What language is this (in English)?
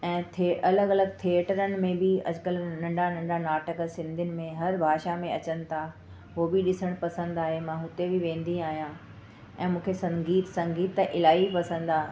Sindhi